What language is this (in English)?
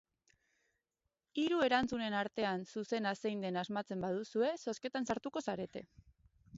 Basque